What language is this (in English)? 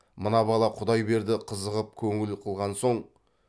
Kazakh